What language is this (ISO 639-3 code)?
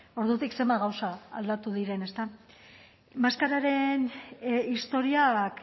eus